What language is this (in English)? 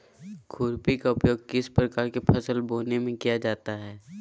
Magahi